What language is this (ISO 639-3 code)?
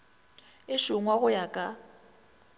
nso